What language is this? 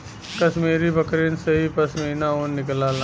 Bhojpuri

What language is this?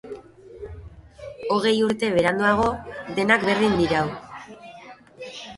Basque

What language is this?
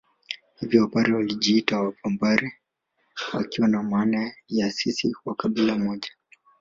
Swahili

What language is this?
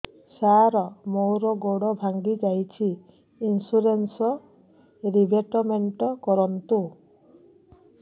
Odia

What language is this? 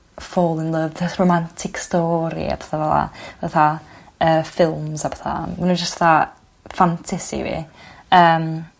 Welsh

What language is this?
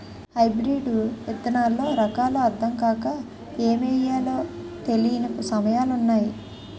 Telugu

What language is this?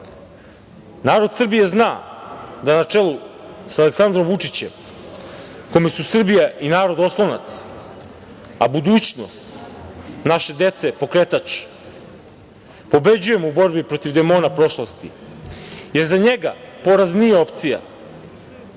Serbian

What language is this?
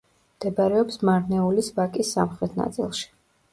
Georgian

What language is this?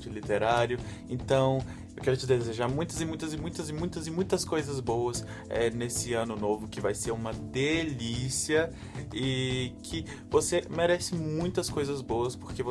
Portuguese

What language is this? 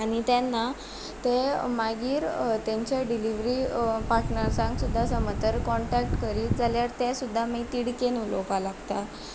Konkani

